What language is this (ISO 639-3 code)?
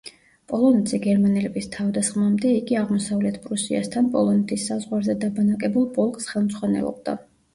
kat